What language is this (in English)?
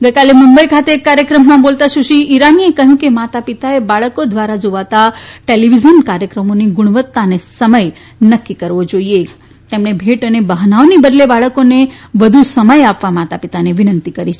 Gujarati